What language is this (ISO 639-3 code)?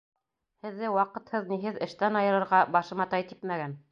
bak